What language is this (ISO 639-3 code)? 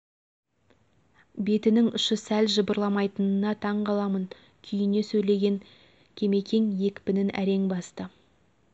kaz